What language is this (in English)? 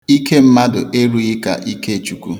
Igbo